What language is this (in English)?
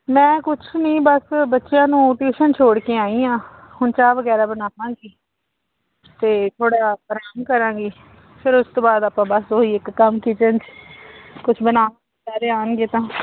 Punjabi